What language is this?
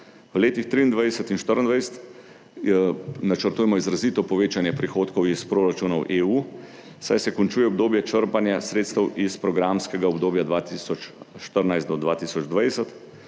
Slovenian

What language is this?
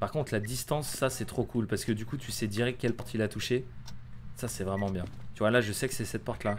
French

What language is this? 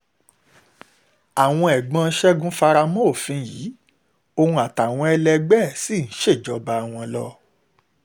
Yoruba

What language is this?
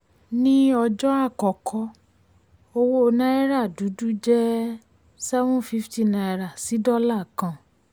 Yoruba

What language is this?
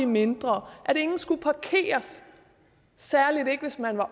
Danish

